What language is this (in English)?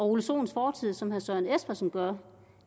Danish